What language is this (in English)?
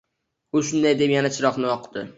Uzbek